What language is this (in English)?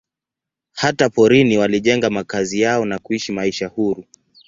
Swahili